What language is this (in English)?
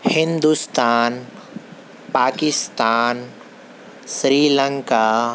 Urdu